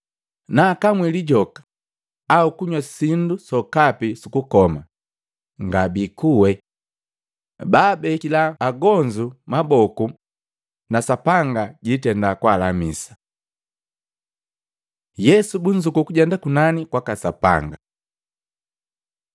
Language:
Matengo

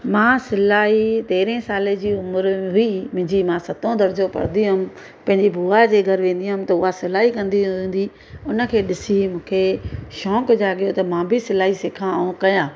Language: Sindhi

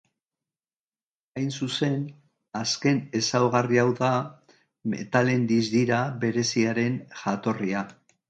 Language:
Basque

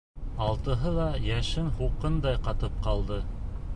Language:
Bashkir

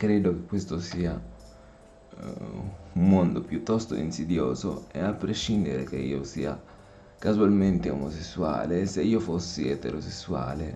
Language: Italian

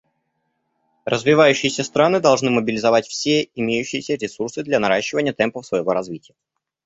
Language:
Russian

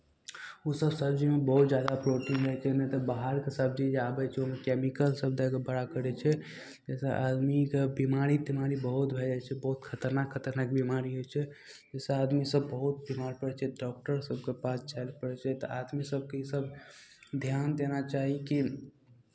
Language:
Maithili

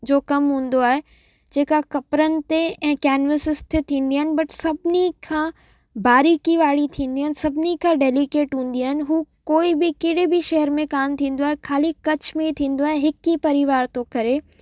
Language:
Sindhi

